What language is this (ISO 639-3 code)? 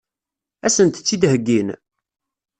kab